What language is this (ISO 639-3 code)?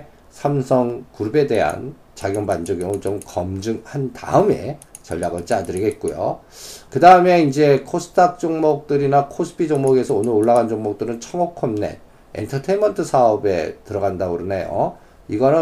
kor